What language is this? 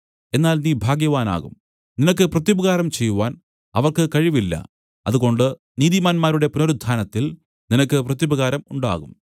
Malayalam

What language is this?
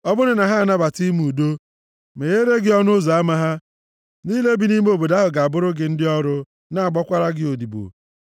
Igbo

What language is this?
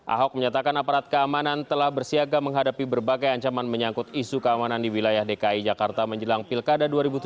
Indonesian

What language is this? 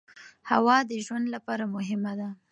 Pashto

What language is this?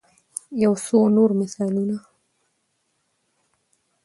Pashto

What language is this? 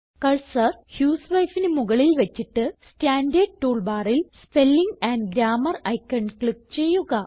Malayalam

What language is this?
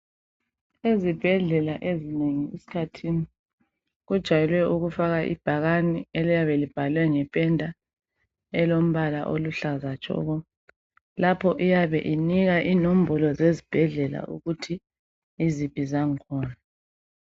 North Ndebele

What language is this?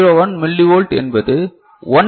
Tamil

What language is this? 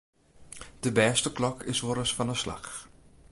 Western Frisian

